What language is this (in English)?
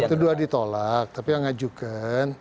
Indonesian